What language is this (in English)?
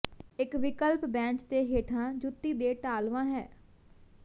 Punjabi